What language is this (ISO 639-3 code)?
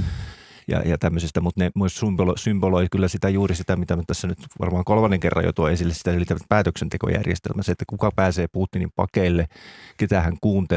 fin